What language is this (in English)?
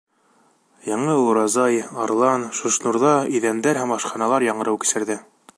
Bashkir